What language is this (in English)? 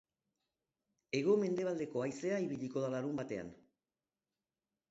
Basque